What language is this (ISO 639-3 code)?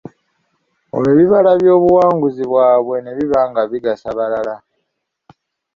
lug